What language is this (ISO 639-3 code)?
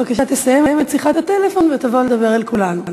heb